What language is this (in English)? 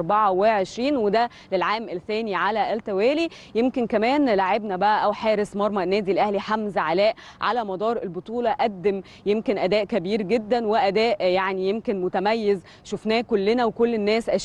Arabic